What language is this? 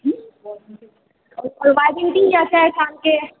Maithili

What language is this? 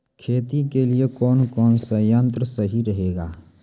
Maithili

